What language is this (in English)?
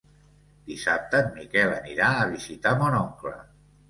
Catalan